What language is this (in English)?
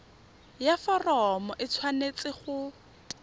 Tswana